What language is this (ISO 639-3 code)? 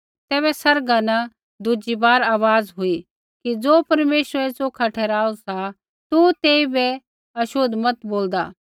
kfx